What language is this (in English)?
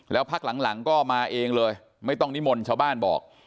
Thai